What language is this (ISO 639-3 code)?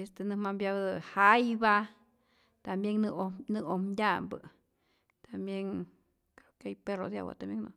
zor